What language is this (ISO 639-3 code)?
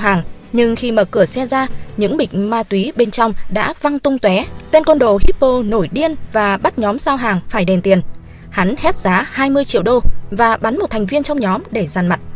vie